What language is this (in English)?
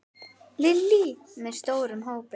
Icelandic